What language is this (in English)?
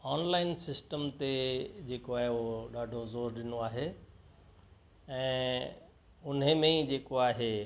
Sindhi